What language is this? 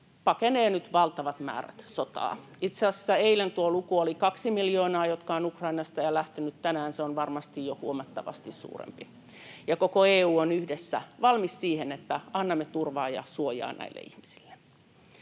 Finnish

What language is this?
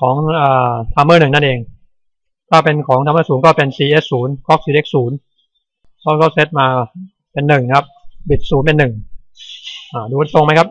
Thai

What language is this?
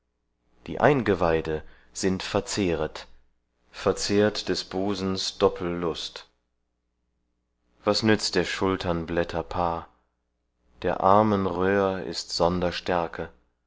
German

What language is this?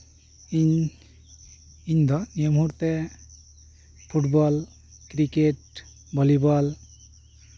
Santali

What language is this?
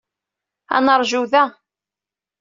Kabyle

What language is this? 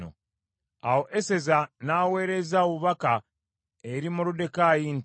Ganda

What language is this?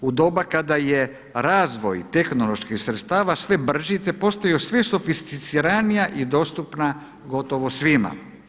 Croatian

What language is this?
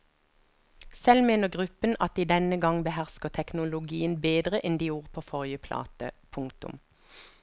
Norwegian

